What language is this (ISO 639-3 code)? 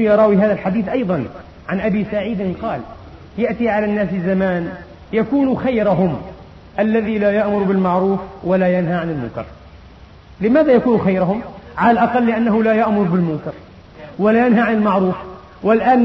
ara